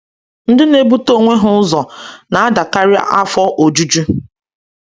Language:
Igbo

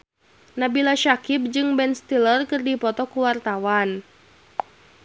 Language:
Sundanese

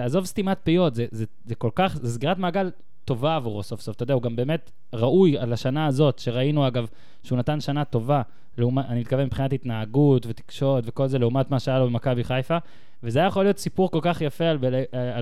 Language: Hebrew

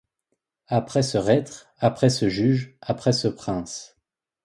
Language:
French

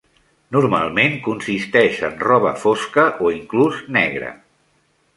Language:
Catalan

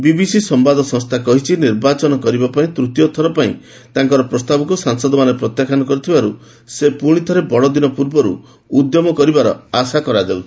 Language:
Odia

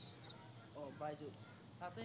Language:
Assamese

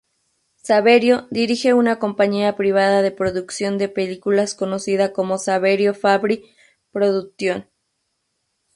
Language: Spanish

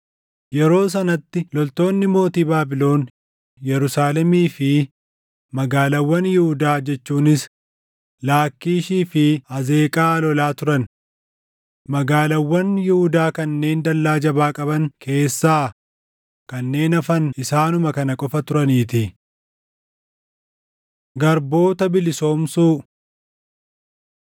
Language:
Oromo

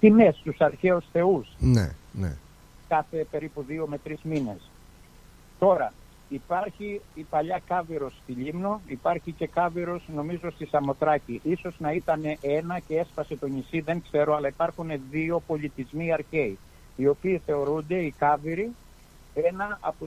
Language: Greek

